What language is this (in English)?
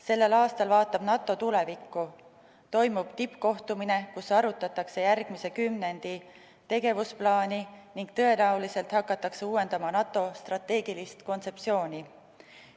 Estonian